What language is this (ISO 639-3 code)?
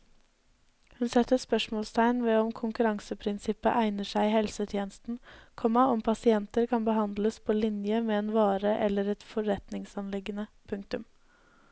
nor